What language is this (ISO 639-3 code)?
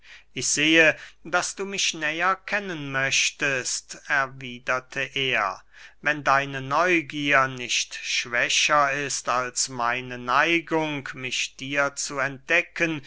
deu